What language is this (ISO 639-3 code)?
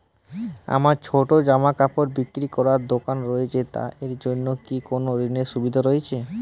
ben